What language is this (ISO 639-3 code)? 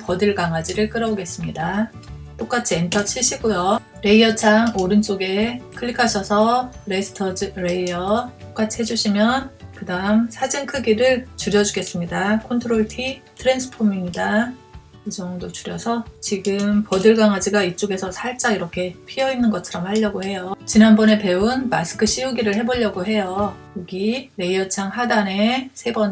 kor